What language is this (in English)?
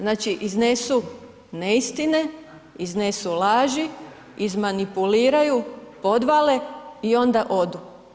Croatian